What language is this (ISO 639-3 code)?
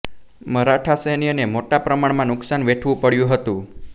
guj